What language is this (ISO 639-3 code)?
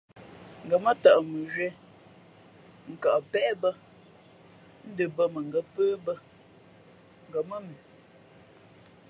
fmp